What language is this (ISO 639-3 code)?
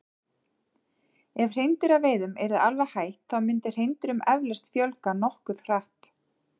isl